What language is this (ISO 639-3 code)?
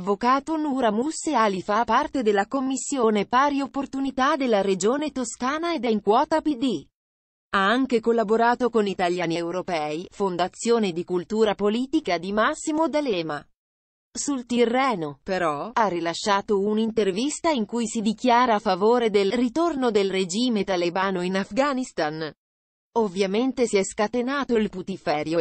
ita